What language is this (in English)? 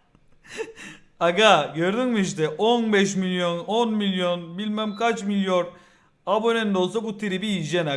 Turkish